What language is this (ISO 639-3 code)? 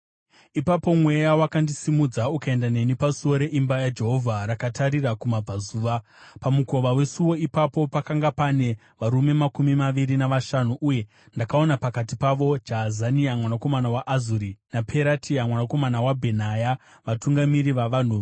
sna